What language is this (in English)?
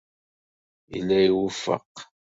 Kabyle